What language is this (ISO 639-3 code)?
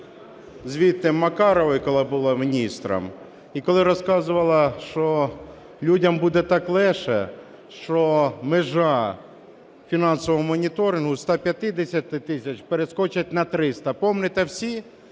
ukr